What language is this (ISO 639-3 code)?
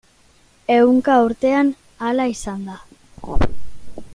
eus